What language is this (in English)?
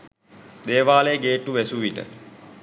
Sinhala